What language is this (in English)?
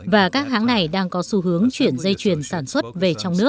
Vietnamese